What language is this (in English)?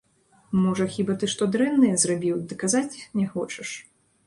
Belarusian